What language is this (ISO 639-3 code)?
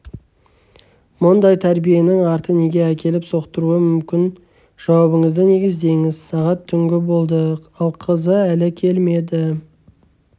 kaz